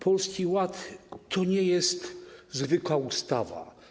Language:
Polish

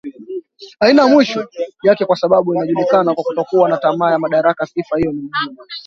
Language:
Swahili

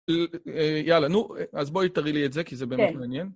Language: Hebrew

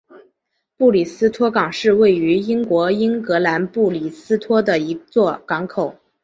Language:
Chinese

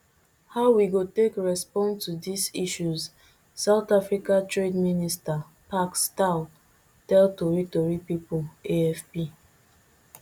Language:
Nigerian Pidgin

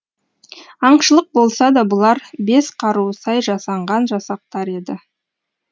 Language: Kazakh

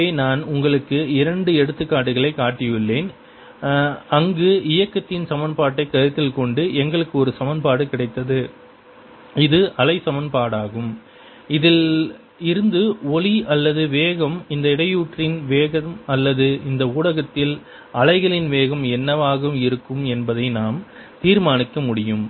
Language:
Tamil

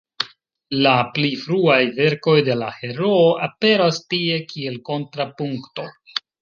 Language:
Esperanto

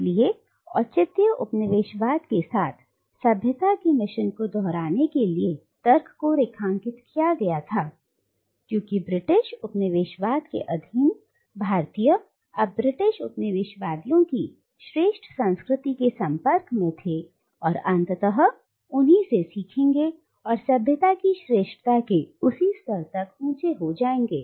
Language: Hindi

